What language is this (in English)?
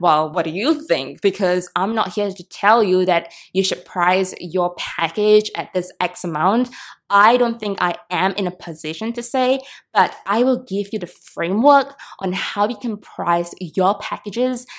English